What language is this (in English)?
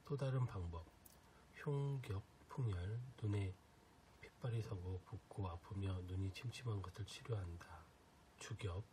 Korean